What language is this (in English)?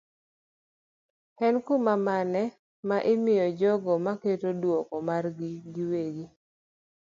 Luo (Kenya and Tanzania)